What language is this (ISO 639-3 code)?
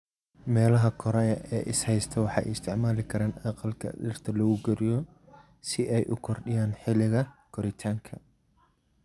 som